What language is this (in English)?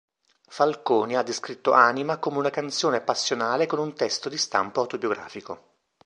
Italian